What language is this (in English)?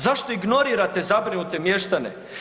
Croatian